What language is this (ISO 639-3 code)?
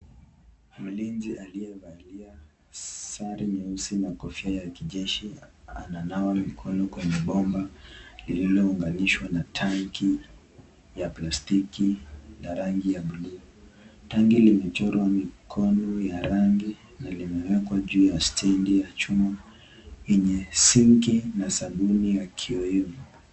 swa